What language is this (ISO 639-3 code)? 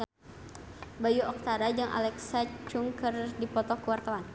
sun